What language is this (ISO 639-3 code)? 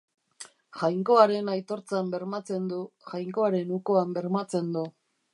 eus